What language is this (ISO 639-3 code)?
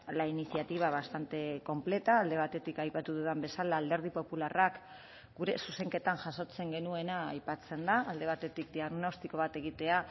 eus